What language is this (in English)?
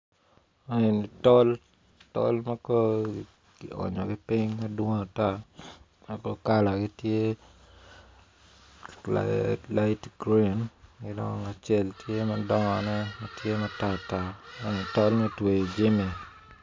Acoli